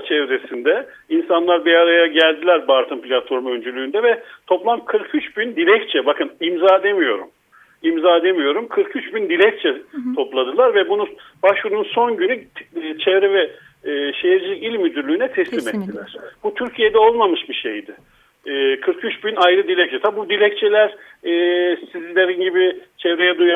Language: Turkish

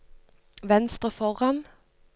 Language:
Norwegian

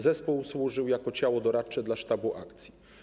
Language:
Polish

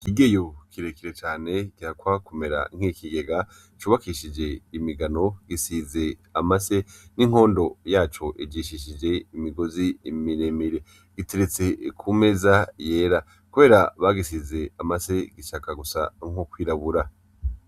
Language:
Rundi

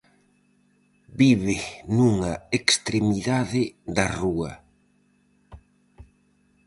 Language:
Galician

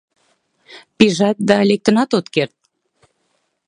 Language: Mari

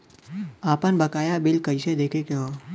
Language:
Bhojpuri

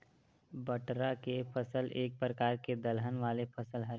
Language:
Chhattisgarhi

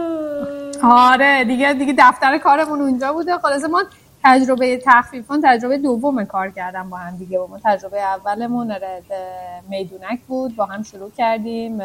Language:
Persian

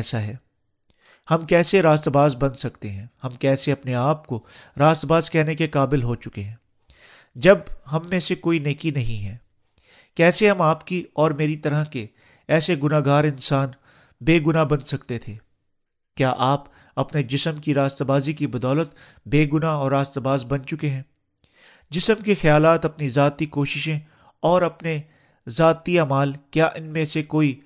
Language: Urdu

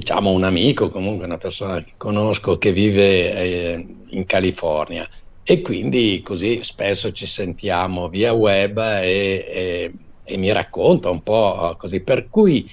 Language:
Italian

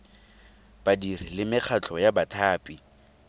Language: Tswana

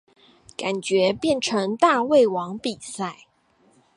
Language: Chinese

